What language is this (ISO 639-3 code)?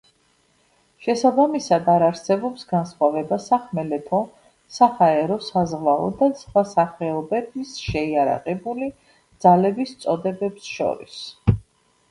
kat